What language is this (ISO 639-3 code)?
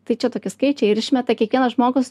lit